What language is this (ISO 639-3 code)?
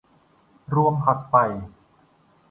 tha